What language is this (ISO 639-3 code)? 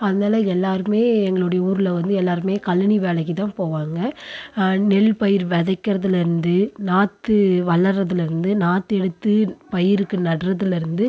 tam